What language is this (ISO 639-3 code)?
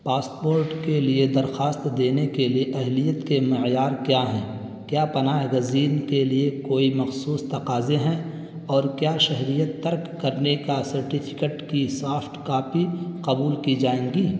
urd